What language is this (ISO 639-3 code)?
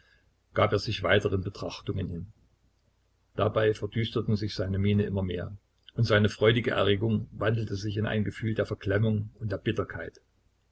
deu